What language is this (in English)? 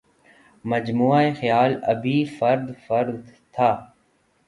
Urdu